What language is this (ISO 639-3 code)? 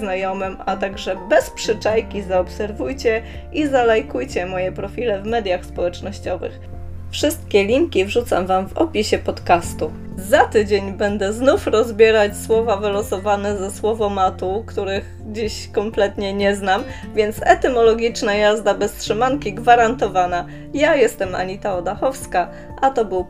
pol